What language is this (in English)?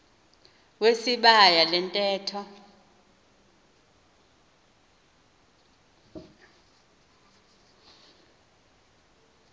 Xhosa